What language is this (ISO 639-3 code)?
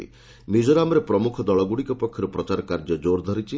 ori